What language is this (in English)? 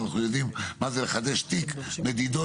Hebrew